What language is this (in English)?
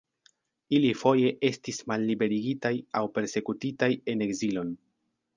Esperanto